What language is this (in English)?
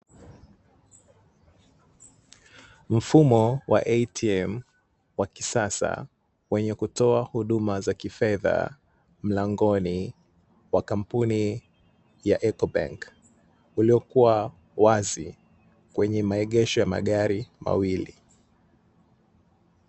Swahili